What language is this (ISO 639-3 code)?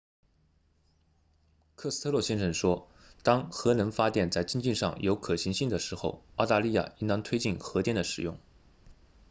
zho